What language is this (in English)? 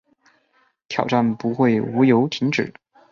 Chinese